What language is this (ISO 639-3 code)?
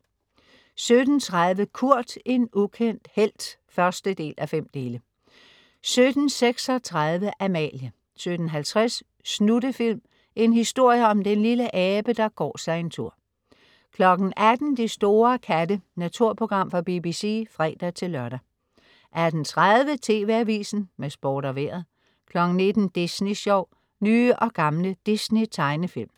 dan